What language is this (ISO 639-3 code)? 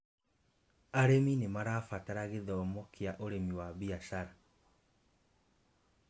kik